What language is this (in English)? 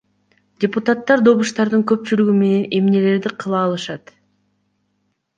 Kyrgyz